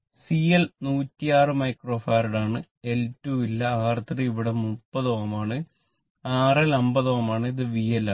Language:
Malayalam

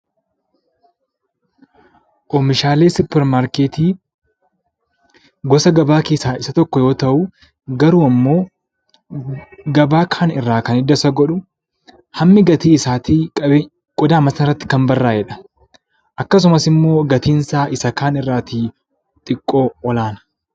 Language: Oromo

